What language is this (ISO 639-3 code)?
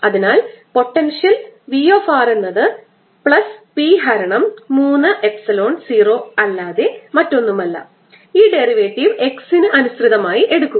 mal